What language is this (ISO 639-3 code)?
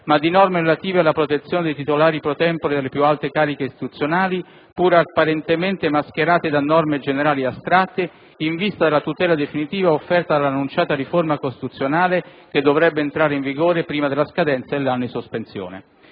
ita